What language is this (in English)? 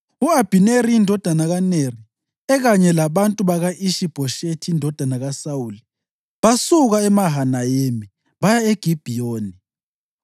North Ndebele